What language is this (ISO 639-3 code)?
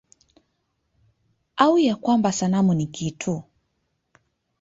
swa